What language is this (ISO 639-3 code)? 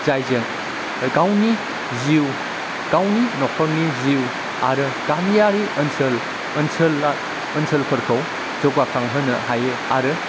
brx